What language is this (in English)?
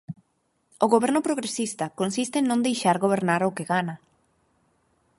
Galician